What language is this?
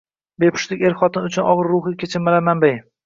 Uzbek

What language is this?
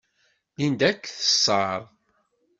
Kabyle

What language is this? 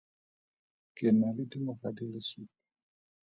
Tswana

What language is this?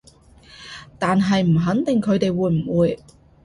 Cantonese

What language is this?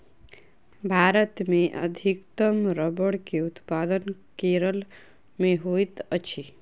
Maithili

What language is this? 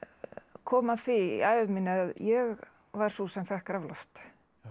Icelandic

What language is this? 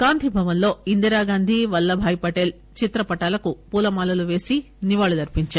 Telugu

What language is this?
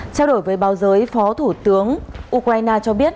Vietnamese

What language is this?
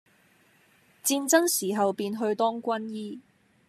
Cantonese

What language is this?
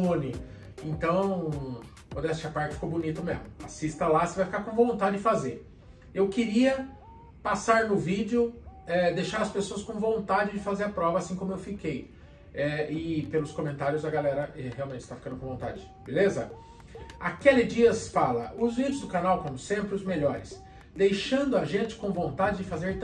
Portuguese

